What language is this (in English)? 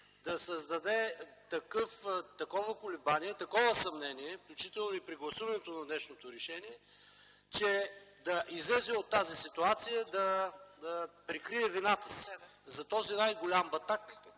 Bulgarian